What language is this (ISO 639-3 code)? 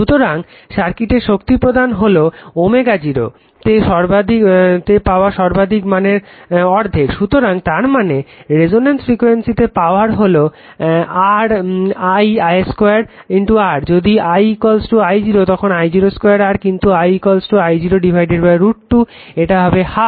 ben